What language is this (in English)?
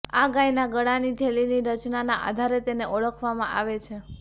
Gujarati